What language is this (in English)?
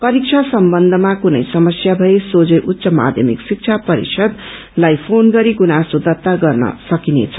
Nepali